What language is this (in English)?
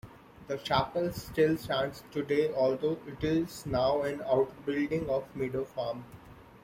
English